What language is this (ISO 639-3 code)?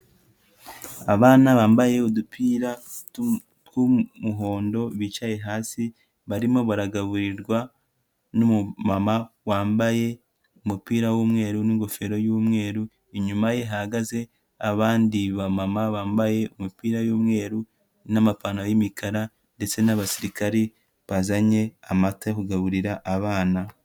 kin